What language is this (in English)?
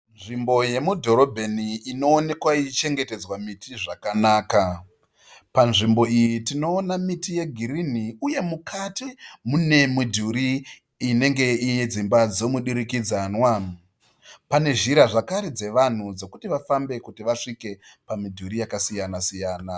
Shona